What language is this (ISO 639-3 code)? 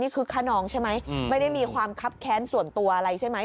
tha